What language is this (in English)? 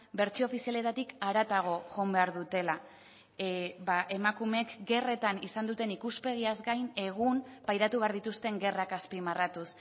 Basque